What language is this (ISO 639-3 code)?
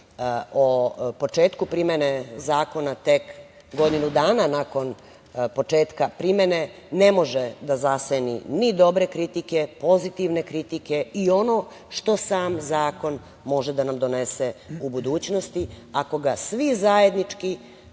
srp